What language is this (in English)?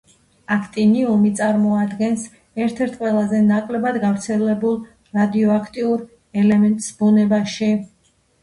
Georgian